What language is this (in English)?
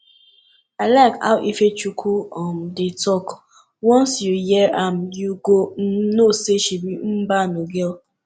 Nigerian Pidgin